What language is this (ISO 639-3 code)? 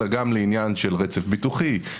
heb